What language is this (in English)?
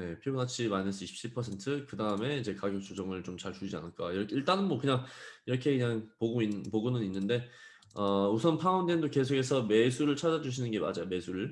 Korean